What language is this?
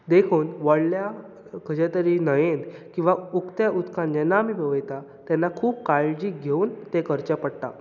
Konkani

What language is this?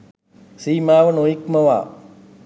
Sinhala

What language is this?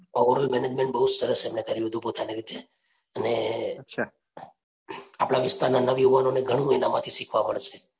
Gujarati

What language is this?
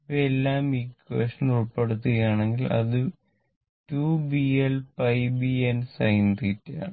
Malayalam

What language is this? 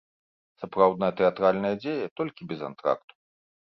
Belarusian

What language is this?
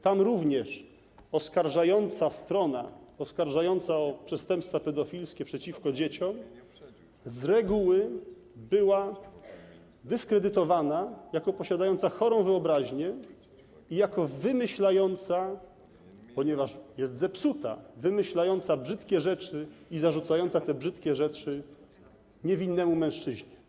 Polish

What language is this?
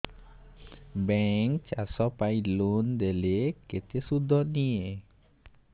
Odia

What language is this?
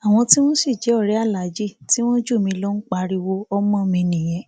Yoruba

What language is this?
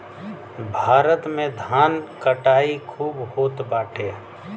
Bhojpuri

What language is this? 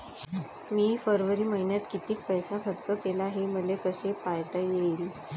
Marathi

